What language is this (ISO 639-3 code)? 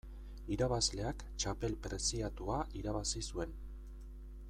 eus